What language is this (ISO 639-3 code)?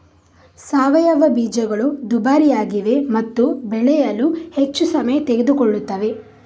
kan